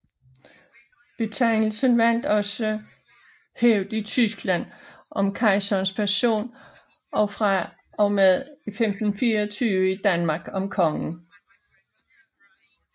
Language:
Danish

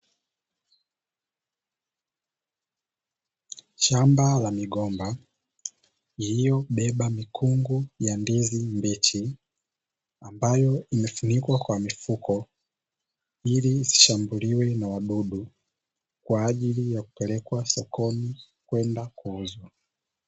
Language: Swahili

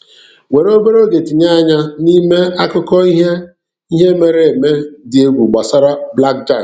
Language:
Igbo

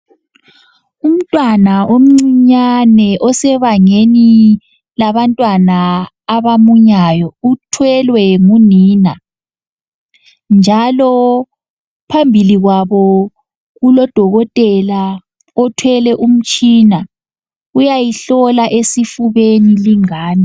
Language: North Ndebele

